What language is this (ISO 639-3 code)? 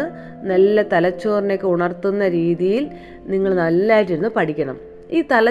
mal